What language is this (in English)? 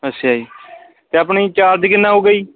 Punjabi